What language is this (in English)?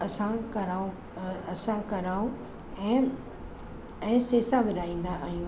Sindhi